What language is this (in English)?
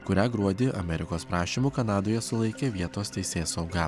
Lithuanian